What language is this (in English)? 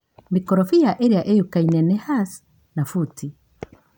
Kikuyu